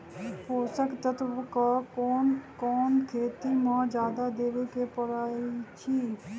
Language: Magahi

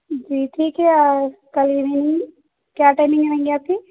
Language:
Urdu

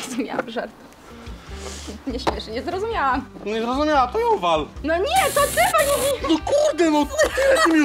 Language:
Polish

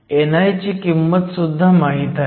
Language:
Marathi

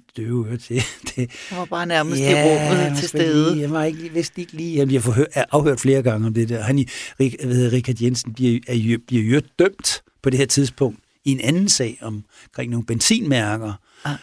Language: Danish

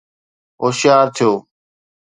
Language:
Sindhi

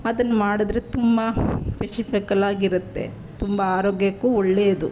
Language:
Kannada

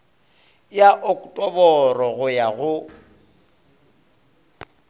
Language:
Northern Sotho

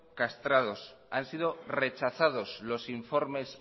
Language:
Spanish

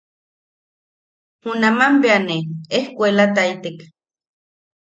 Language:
Yaqui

